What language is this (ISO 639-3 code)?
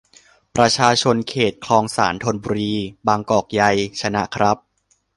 tha